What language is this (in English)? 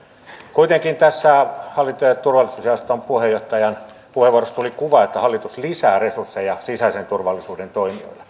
Finnish